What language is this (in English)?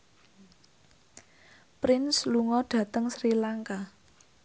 Javanese